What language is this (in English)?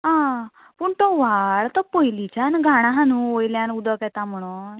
Konkani